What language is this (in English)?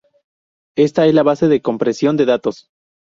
Spanish